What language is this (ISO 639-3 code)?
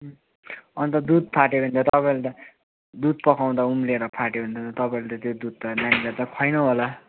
nep